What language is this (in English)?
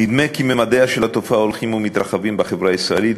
Hebrew